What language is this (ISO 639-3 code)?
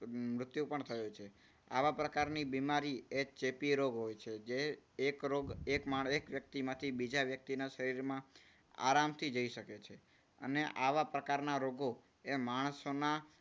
guj